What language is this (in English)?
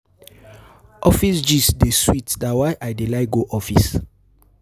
Nigerian Pidgin